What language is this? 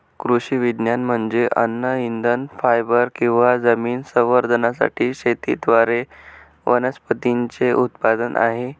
Marathi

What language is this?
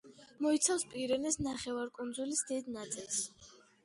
Georgian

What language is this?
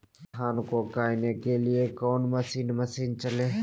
Magahi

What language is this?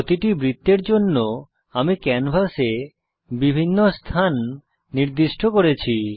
Bangla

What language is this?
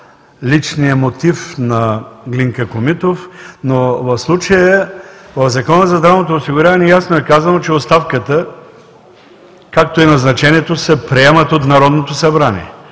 Bulgarian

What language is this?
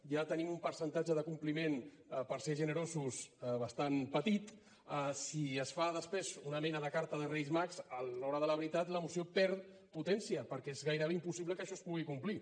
Catalan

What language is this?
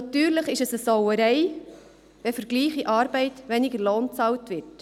Swiss German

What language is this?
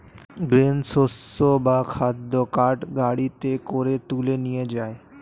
Bangla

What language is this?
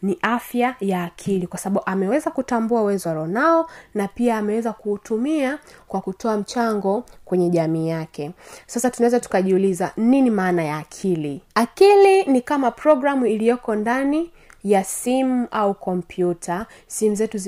Swahili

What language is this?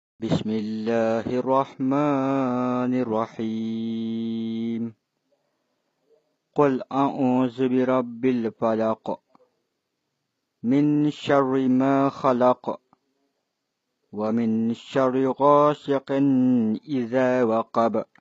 Arabic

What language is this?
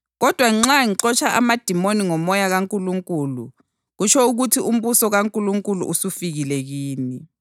North Ndebele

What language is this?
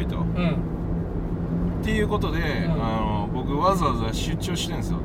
Japanese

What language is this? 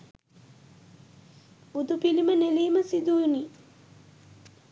Sinhala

